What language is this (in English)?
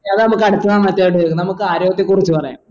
Malayalam